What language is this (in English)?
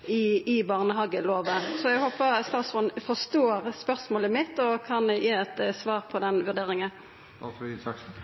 Norwegian Nynorsk